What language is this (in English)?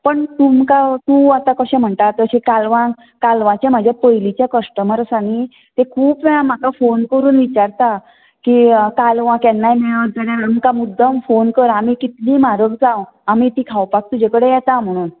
Konkani